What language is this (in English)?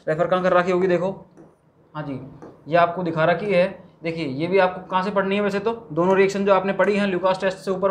Hindi